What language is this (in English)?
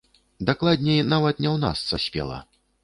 Belarusian